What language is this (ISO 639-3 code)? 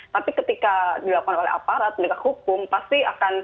ind